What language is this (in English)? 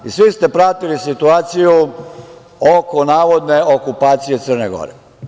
Serbian